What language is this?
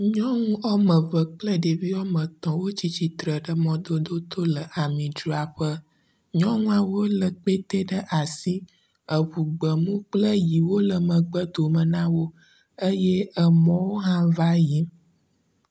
Ewe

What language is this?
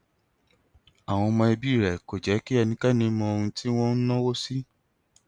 Yoruba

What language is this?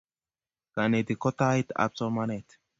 Kalenjin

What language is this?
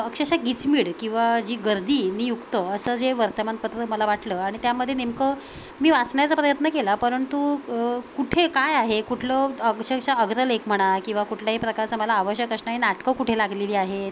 Marathi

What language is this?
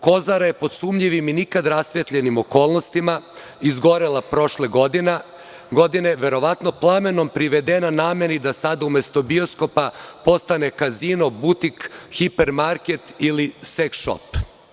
Serbian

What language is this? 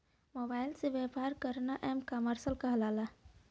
Bhojpuri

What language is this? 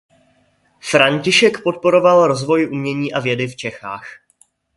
Czech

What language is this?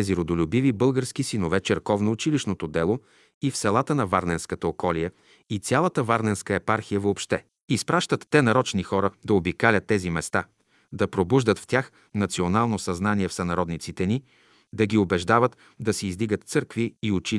Bulgarian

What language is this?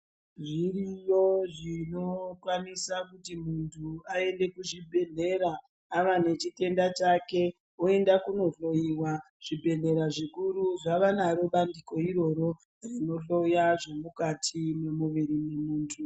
Ndau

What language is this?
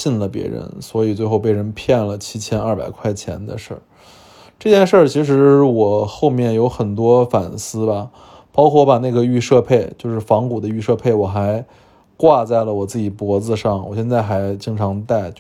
Chinese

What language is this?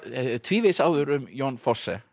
Icelandic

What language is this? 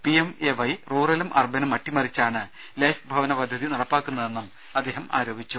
Malayalam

